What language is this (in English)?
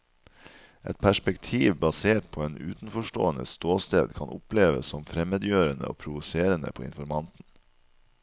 Norwegian